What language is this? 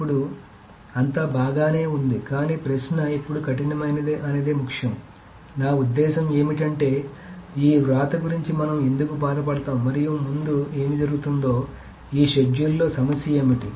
Telugu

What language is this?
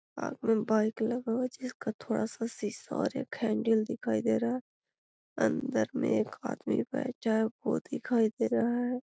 Magahi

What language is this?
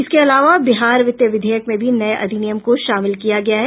Hindi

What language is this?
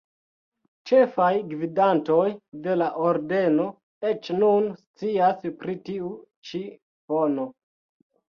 Esperanto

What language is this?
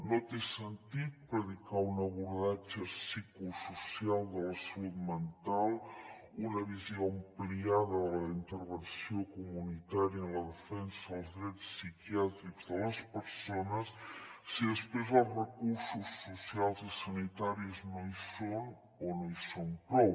Catalan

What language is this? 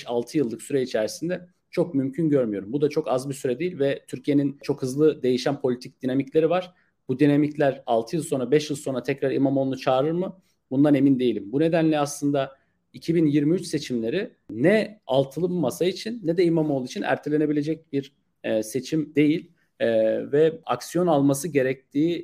Turkish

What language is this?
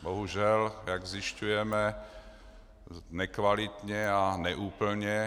Czech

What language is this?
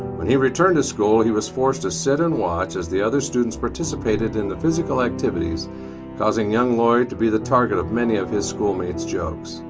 English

